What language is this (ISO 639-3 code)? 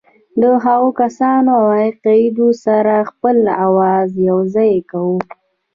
pus